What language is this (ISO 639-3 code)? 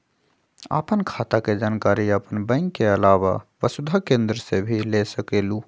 mag